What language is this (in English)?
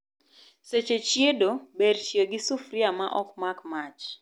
Luo (Kenya and Tanzania)